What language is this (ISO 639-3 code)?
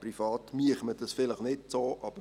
gsw